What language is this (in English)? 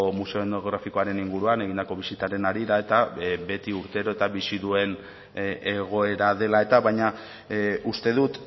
Basque